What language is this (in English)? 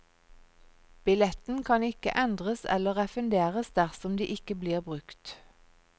Norwegian